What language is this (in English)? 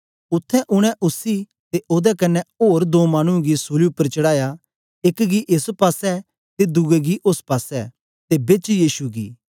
Dogri